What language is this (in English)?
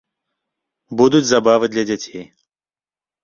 Belarusian